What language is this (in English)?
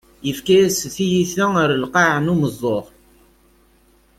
Kabyle